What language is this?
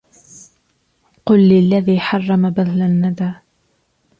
Arabic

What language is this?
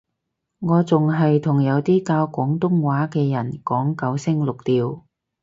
Cantonese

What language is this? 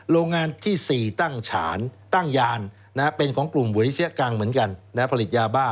Thai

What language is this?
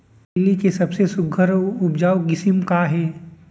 Chhattisgarhi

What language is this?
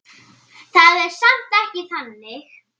Icelandic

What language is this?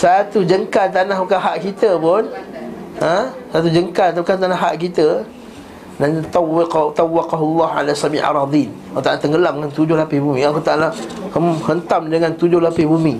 Malay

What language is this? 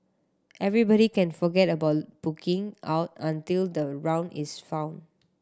English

